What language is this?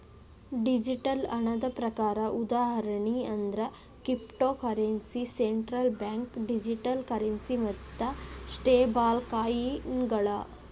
Kannada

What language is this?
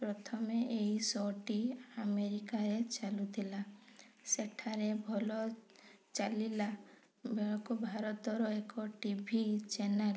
Odia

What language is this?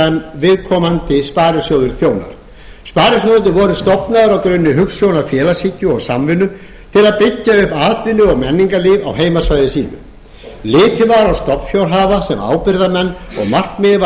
Icelandic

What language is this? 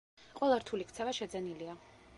Georgian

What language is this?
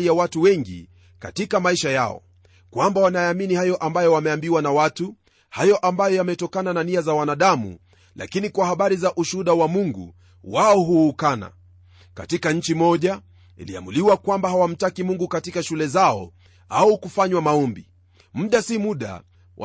Swahili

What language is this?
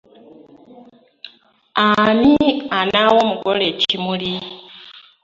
Ganda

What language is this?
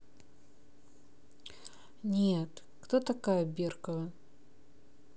Russian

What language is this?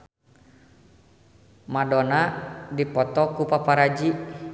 Sundanese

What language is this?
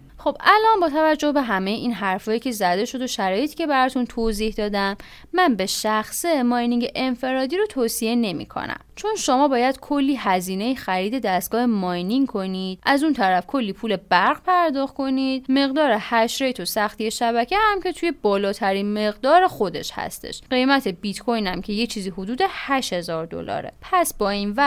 Persian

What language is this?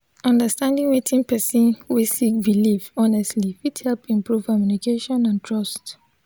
Nigerian Pidgin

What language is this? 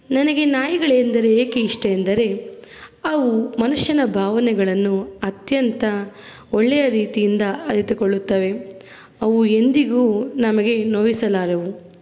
Kannada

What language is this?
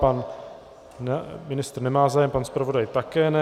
Czech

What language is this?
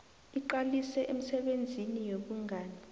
South Ndebele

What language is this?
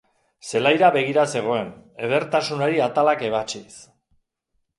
Basque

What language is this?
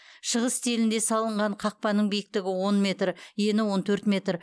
Kazakh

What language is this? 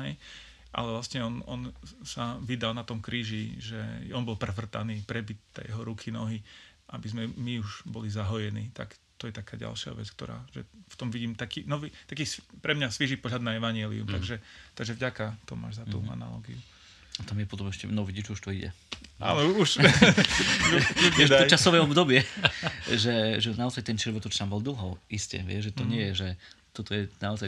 Slovak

